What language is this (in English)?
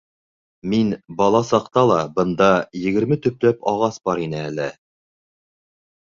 Bashkir